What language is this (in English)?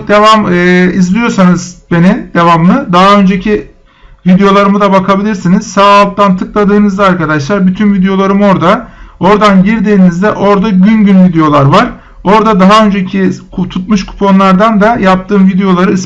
Turkish